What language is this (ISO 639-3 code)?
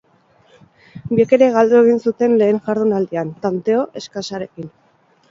eus